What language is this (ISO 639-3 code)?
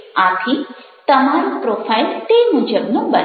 guj